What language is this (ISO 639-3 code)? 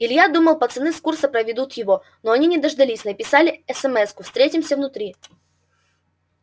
rus